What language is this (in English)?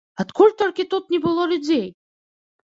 Belarusian